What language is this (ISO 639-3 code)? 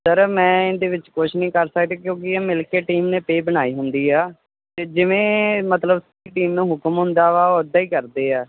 pan